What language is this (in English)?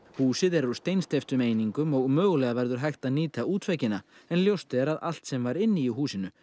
Icelandic